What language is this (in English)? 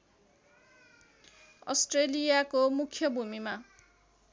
Nepali